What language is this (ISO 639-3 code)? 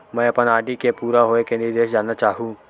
hne